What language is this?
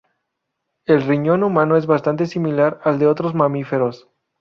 Spanish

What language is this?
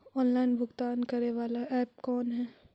Magahi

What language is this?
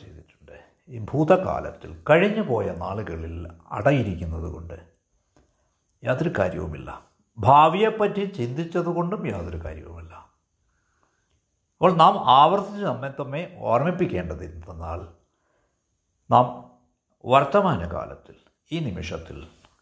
Malayalam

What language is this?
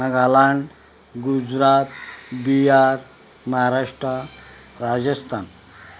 Konkani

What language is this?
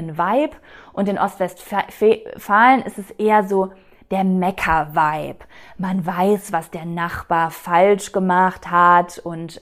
German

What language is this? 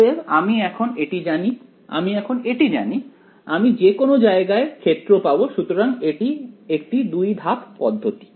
Bangla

